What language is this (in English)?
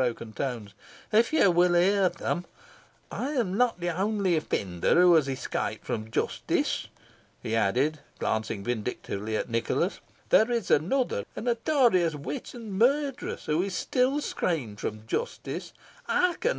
English